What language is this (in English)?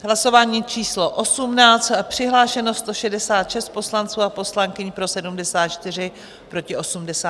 Czech